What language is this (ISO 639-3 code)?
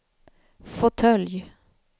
swe